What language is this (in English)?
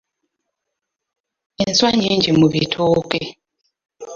Ganda